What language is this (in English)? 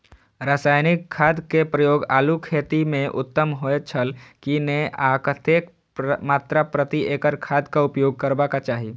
Maithili